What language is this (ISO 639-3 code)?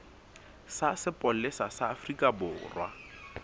sot